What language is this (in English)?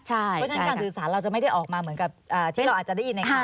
Thai